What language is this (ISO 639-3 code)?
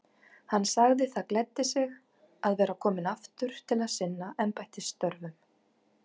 isl